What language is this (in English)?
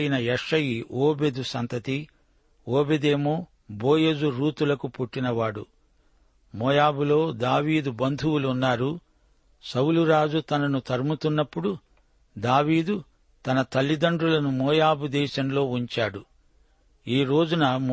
Telugu